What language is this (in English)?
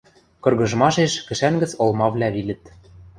Western Mari